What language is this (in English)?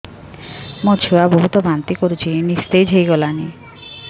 Odia